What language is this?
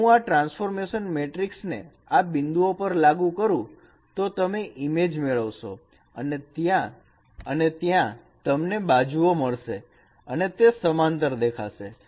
Gujarati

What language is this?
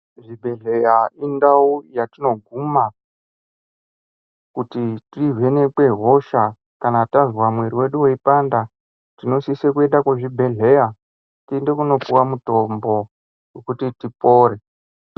Ndau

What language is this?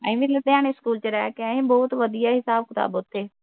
Punjabi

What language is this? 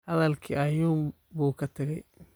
Somali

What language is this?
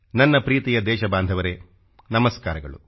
Kannada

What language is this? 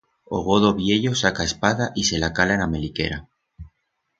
Aragonese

